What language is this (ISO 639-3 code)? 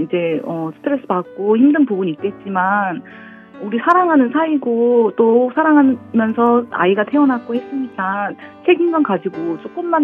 kor